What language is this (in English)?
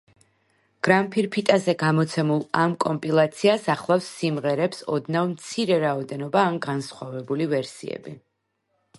Georgian